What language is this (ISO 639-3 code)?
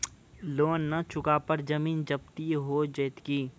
mai